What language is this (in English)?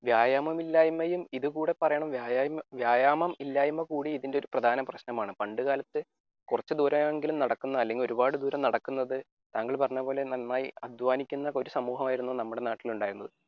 Malayalam